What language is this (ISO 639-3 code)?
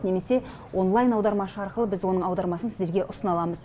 kaz